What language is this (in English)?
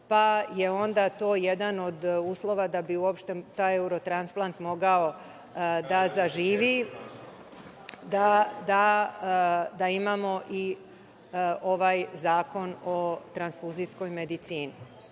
Serbian